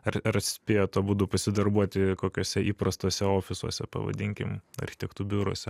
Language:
Lithuanian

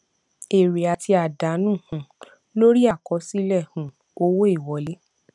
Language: Yoruba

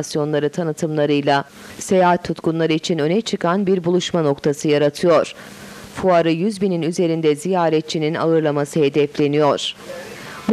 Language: Turkish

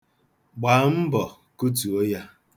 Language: Igbo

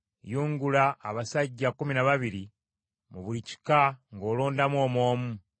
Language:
Ganda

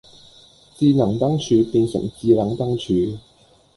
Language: Cantonese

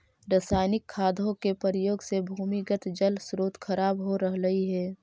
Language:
Magahi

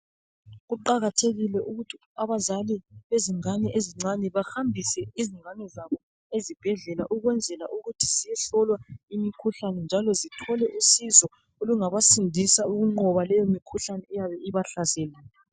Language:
North Ndebele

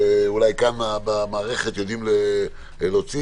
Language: Hebrew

